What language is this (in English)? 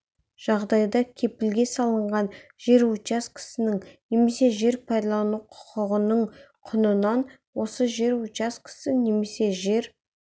Kazakh